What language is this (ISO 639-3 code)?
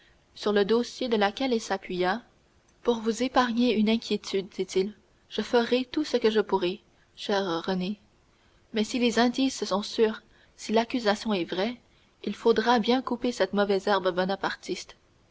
fra